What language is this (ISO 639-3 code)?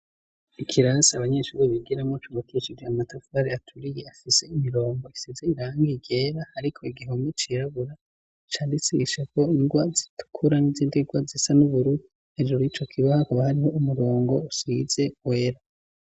run